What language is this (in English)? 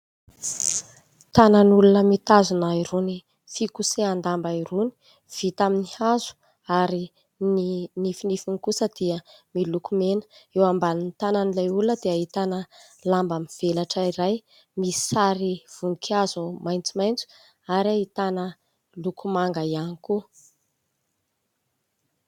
Malagasy